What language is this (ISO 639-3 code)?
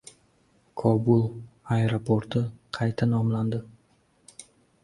uzb